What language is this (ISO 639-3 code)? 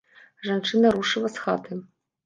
bel